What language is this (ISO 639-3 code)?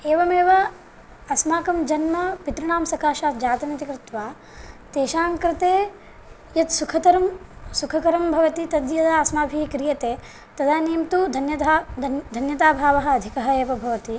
san